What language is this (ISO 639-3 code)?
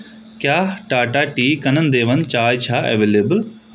kas